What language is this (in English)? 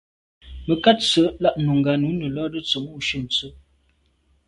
Medumba